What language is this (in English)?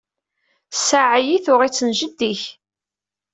Kabyle